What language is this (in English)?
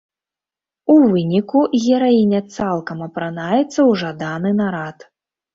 Belarusian